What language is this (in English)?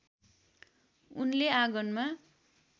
Nepali